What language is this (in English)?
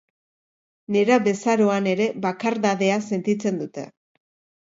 Basque